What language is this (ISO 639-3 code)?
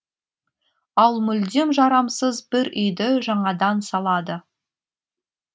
kaz